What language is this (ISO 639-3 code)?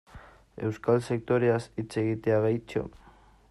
eus